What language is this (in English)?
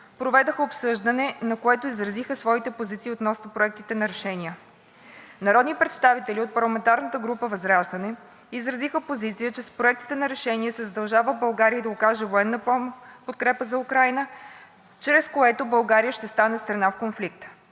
Bulgarian